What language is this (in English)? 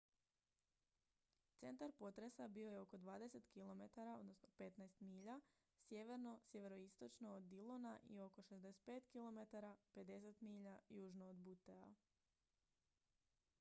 Croatian